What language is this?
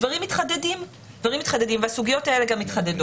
Hebrew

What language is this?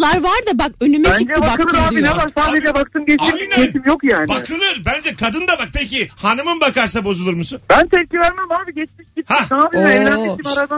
Turkish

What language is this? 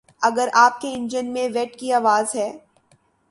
Urdu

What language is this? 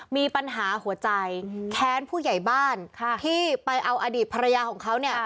Thai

